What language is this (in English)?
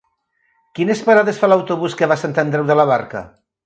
Catalan